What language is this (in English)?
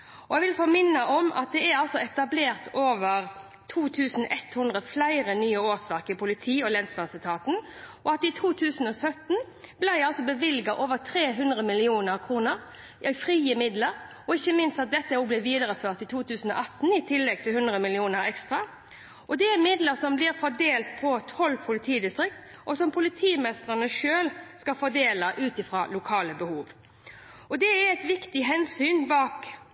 Norwegian Bokmål